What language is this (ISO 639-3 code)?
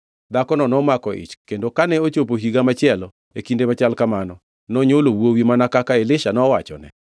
luo